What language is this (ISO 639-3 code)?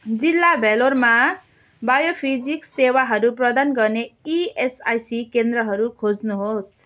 nep